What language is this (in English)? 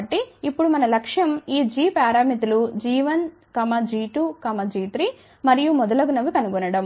Telugu